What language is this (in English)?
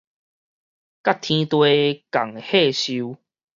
Min Nan Chinese